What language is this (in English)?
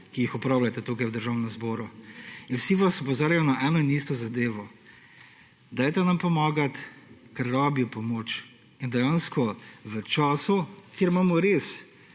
Slovenian